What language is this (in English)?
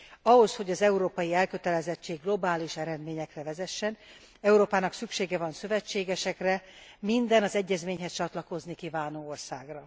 Hungarian